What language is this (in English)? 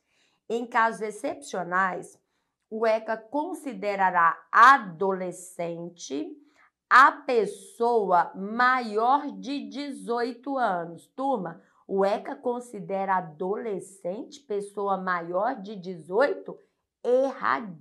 Portuguese